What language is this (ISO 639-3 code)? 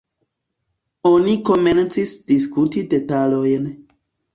epo